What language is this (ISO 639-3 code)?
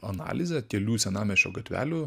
lit